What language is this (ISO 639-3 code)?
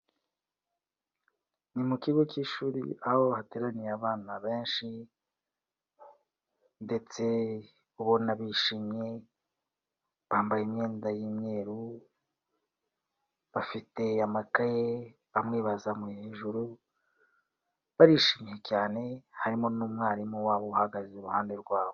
kin